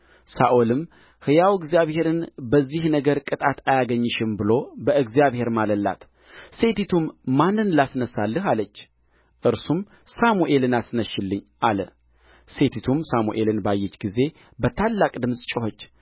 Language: Amharic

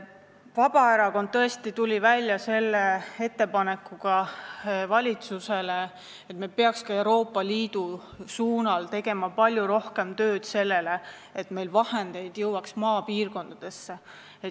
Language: Estonian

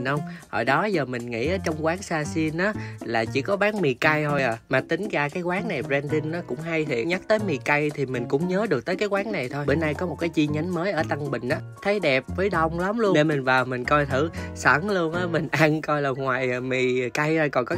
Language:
Vietnamese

